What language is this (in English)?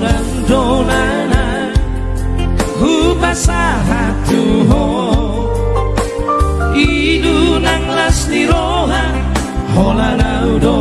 Indonesian